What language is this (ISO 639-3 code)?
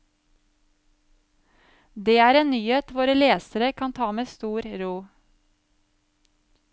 nor